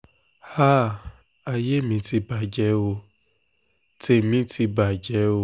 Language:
Yoruba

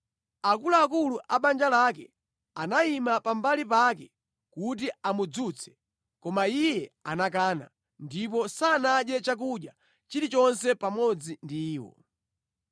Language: Nyanja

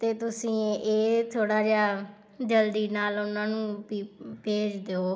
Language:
Punjabi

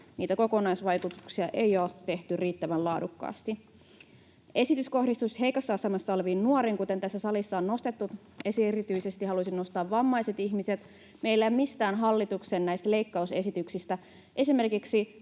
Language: Finnish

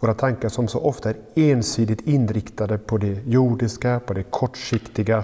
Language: Swedish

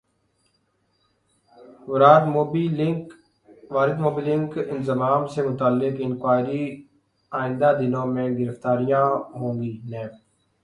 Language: Urdu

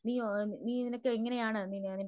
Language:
Malayalam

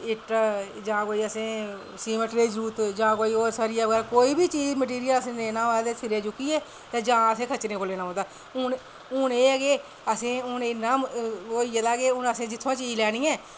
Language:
Dogri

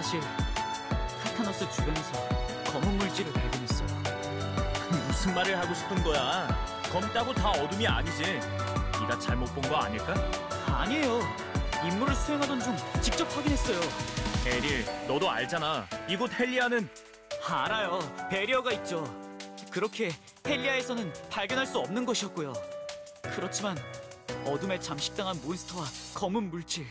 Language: Korean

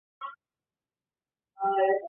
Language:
Chinese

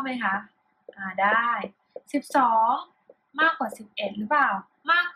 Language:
Thai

